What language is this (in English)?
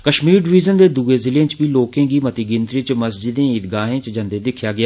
Dogri